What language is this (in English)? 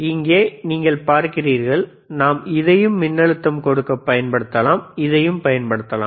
Tamil